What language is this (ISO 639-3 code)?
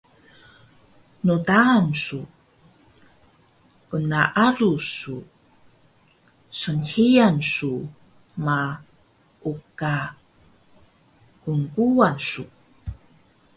trv